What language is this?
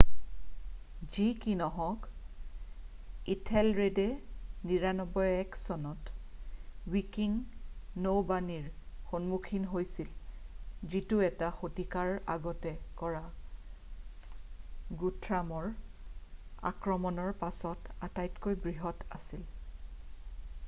Assamese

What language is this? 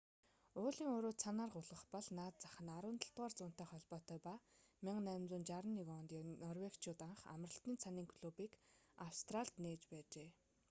Mongolian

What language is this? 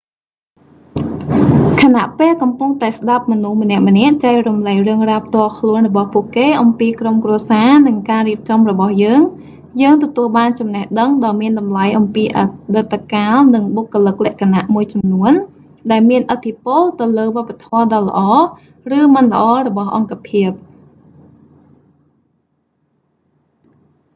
Khmer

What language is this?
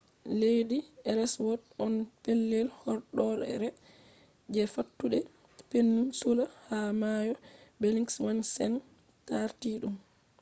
Fula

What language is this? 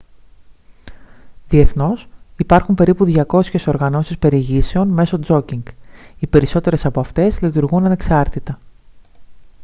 Greek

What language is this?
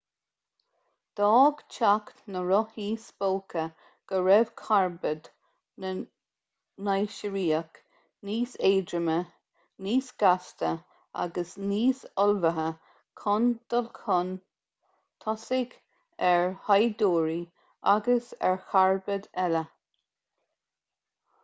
Irish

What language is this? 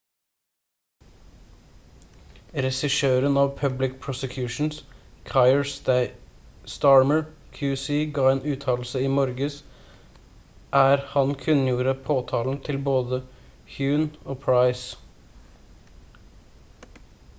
Norwegian Bokmål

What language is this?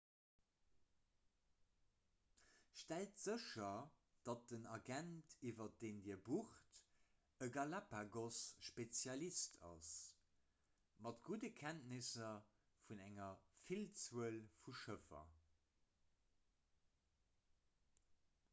Luxembourgish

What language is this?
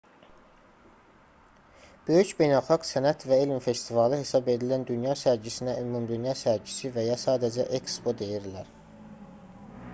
Azerbaijani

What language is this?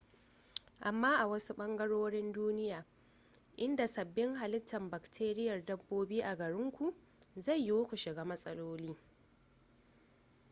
Hausa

